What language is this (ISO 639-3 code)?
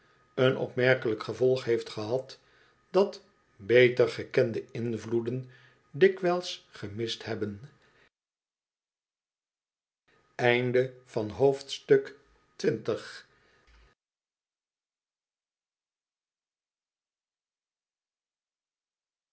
nld